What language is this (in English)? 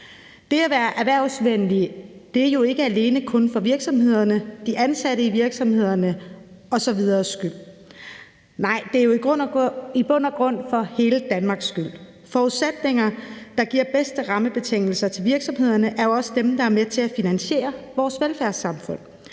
Danish